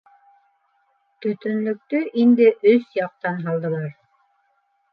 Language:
Bashkir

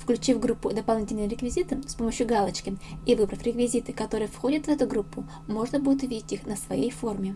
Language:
Russian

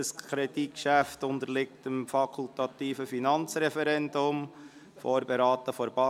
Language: Swiss German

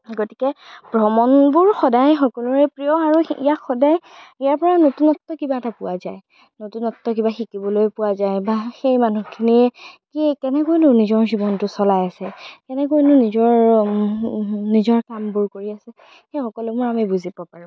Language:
Assamese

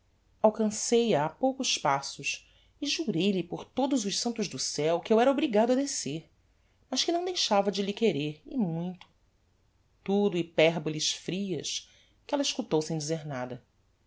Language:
Portuguese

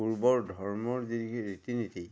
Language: Assamese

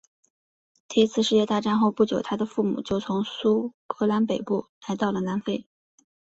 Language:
Chinese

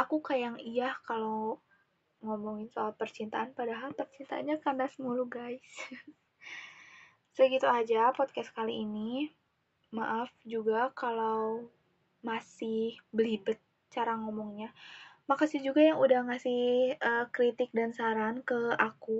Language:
Indonesian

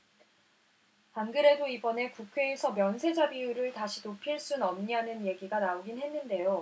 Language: Korean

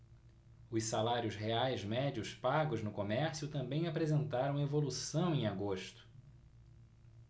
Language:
Portuguese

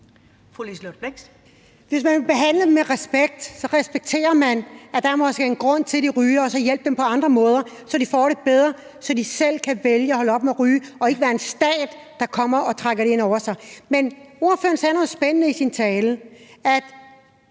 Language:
Danish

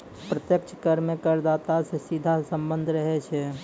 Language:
Maithili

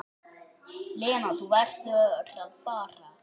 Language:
Icelandic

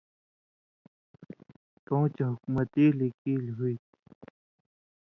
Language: Indus Kohistani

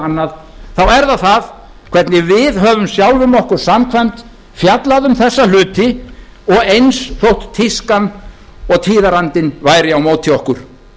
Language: Icelandic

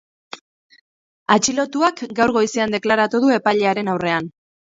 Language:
Basque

